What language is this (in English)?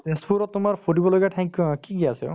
Assamese